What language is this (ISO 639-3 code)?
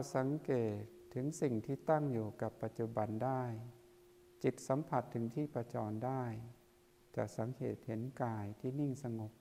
tha